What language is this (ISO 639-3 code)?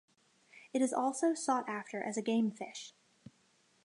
eng